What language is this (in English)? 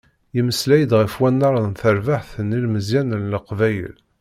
Kabyle